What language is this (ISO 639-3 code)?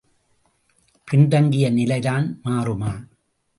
tam